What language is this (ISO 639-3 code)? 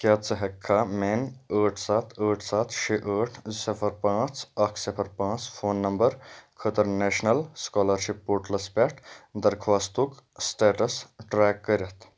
kas